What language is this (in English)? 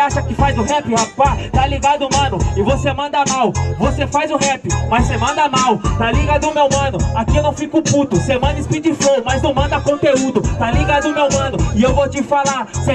Portuguese